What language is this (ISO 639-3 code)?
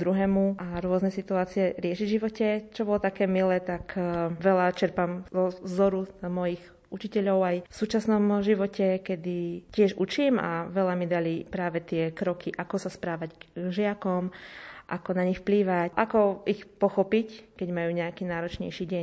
slk